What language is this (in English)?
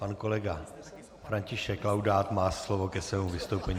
Czech